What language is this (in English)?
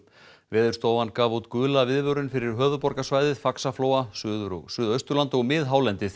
Icelandic